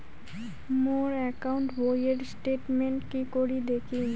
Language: Bangla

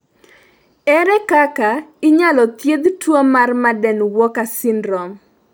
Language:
Luo (Kenya and Tanzania)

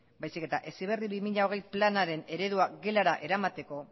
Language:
Basque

